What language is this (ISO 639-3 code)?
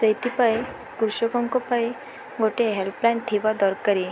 ori